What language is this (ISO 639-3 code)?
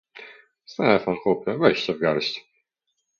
pol